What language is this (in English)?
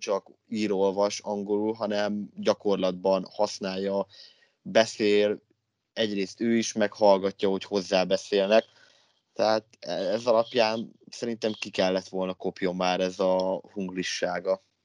Hungarian